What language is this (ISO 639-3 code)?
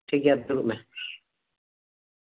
sat